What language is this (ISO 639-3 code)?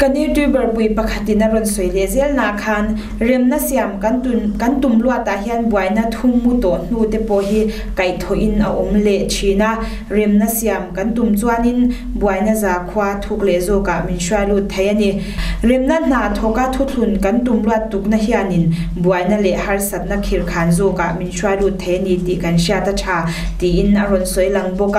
tha